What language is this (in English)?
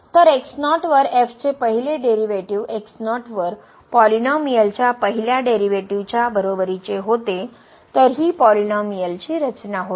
Marathi